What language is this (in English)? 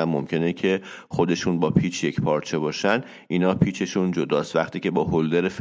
Persian